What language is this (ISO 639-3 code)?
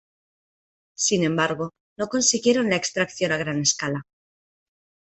spa